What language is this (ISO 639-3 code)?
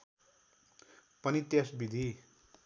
nep